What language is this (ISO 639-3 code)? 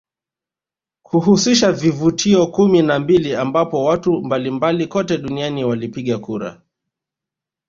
swa